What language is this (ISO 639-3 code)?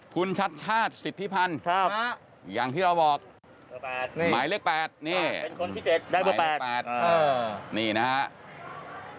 tha